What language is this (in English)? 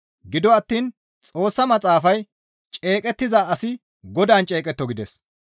Gamo